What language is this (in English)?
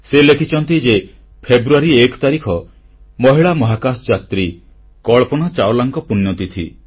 Odia